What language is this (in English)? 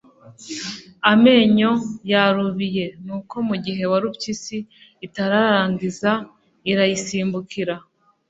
Kinyarwanda